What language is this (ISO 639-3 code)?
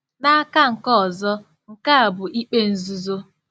ibo